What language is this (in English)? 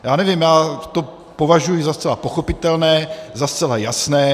Czech